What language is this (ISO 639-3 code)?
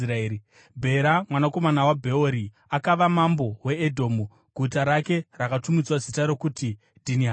sna